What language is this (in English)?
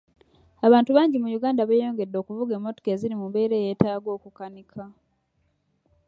Ganda